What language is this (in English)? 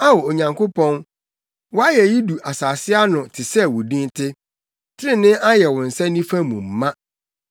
Akan